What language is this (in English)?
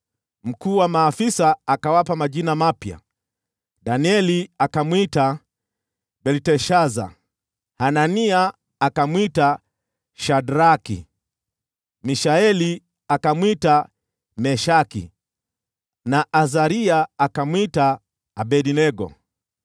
Swahili